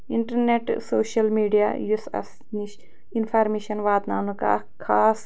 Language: Kashmiri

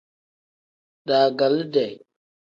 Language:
Tem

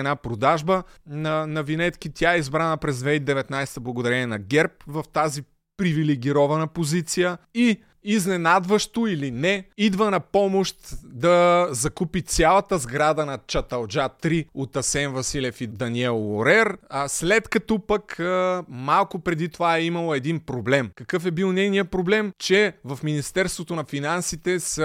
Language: Bulgarian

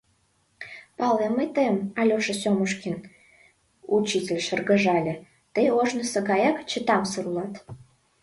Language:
Mari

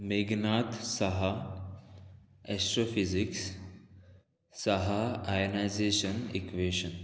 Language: Konkani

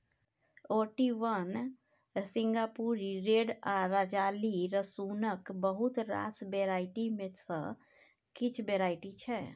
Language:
Maithili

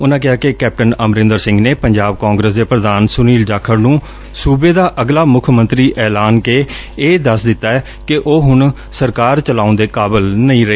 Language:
Punjabi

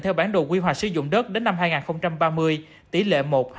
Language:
Vietnamese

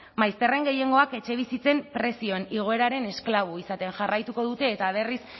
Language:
Basque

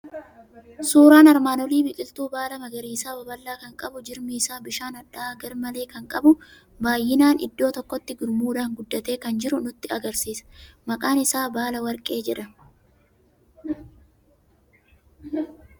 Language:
Oromo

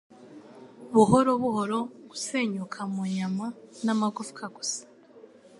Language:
Kinyarwanda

